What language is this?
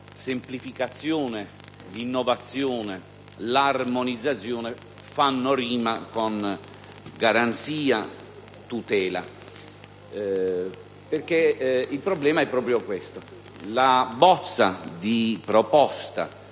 Italian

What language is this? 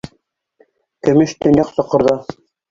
Bashkir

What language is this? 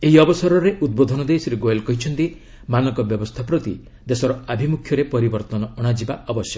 Odia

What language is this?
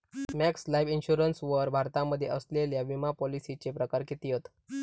Marathi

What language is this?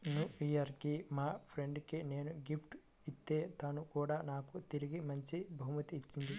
Telugu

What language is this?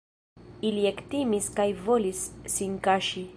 Esperanto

